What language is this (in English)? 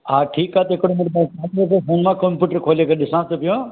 Sindhi